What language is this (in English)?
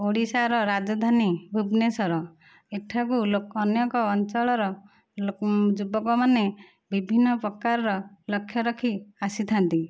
Odia